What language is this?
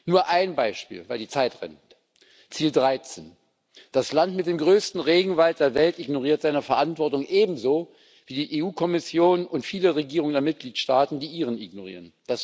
German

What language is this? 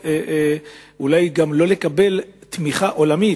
Hebrew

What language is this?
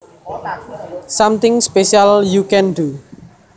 Javanese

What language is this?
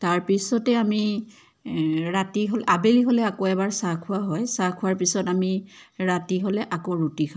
Assamese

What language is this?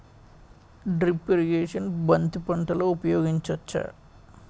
Telugu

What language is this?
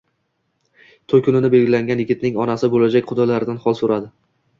Uzbek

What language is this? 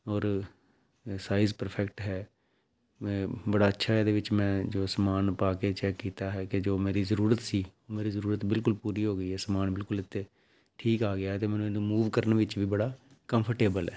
Punjabi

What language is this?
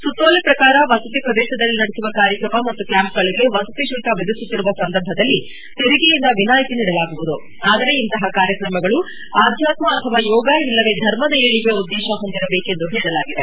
Kannada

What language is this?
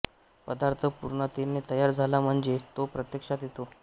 Marathi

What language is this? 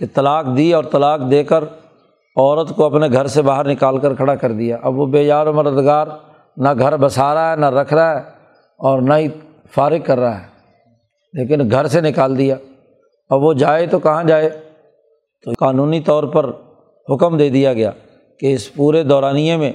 Urdu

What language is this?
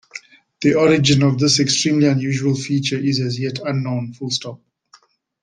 English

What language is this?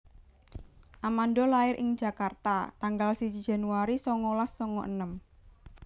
Javanese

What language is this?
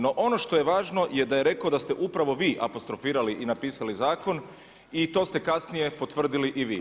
Croatian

